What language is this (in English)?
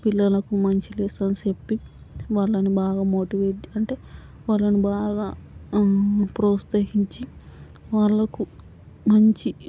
Telugu